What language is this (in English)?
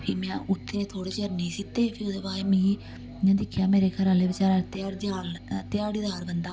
Dogri